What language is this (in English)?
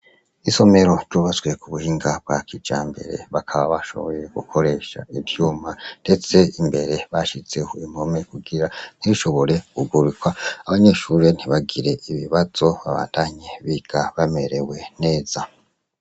Rundi